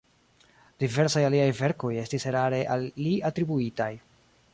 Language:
Esperanto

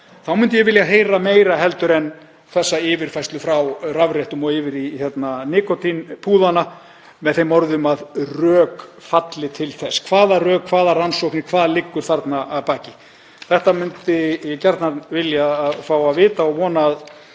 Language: Icelandic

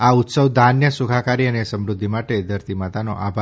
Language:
Gujarati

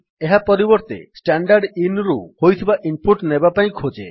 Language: Odia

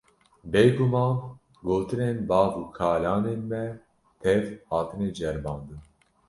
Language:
Kurdish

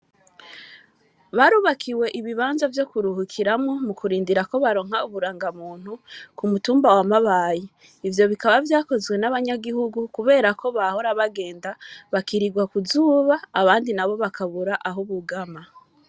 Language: Rundi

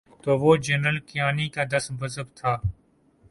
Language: Urdu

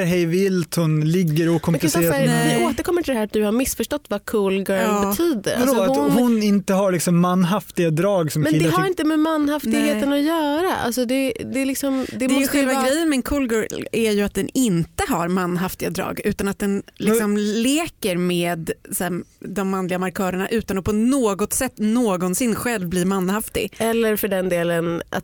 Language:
Swedish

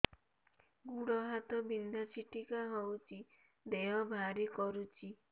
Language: Odia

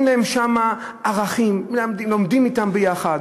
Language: Hebrew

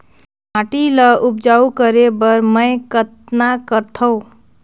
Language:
Chhattisgarhi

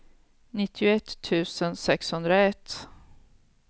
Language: Swedish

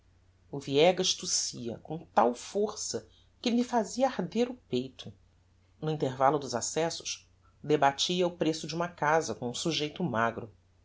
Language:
Portuguese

